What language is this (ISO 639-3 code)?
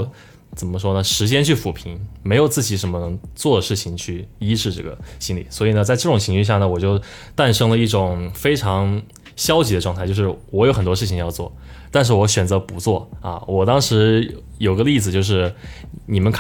zho